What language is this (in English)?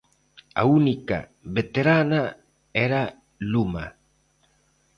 Galician